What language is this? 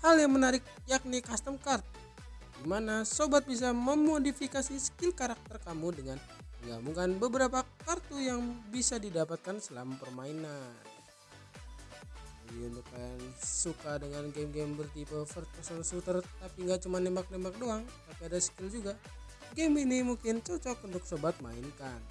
Indonesian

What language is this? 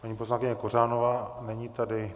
Czech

